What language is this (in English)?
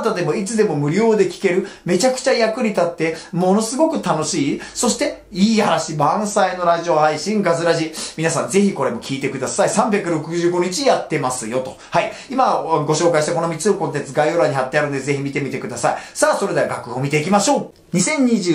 Japanese